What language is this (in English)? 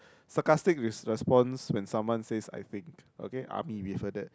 English